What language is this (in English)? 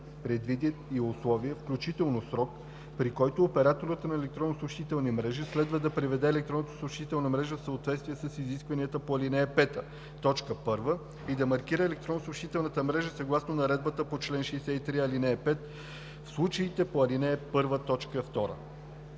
Bulgarian